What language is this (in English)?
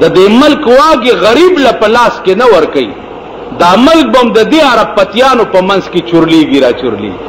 Romanian